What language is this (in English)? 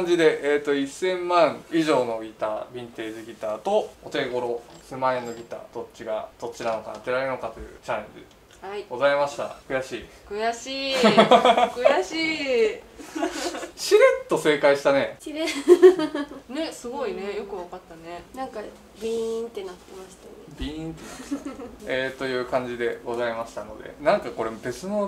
Japanese